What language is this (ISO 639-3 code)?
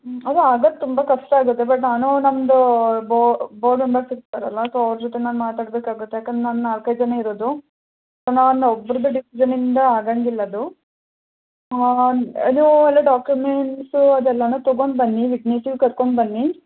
kan